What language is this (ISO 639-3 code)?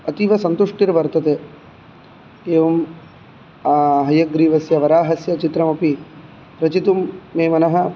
san